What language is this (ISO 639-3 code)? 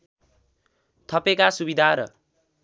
nep